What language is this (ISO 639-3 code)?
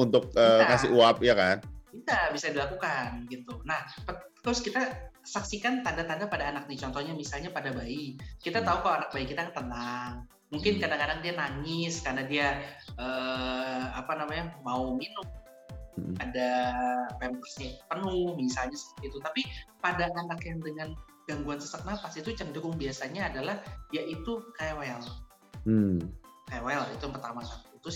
ind